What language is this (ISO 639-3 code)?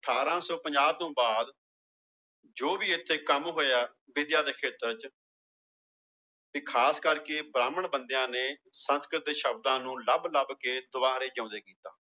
pan